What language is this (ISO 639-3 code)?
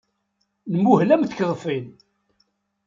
kab